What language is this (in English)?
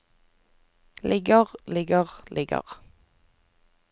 Norwegian